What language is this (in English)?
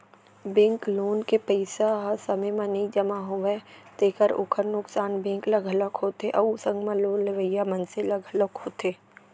Chhattisgarhi